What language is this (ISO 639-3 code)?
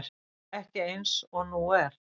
isl